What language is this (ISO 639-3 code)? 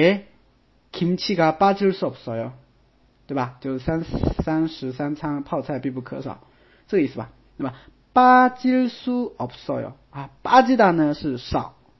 zho